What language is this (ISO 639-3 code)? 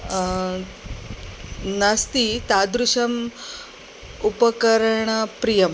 san